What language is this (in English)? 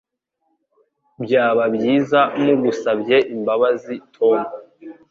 Kinyarwanda